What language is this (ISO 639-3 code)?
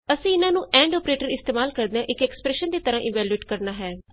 pan